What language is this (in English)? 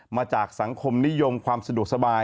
Thai